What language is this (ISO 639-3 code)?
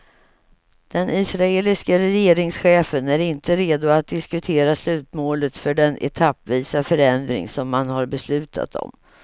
swe